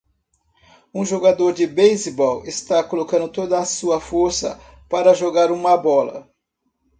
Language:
Portuguese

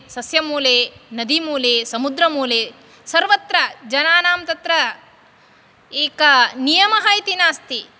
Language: Sanskrit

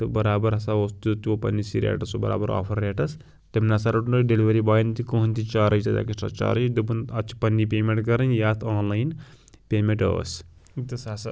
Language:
Kashmiri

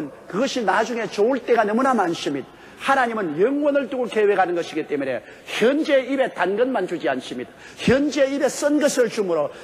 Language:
Korean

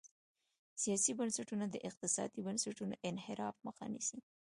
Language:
Pashto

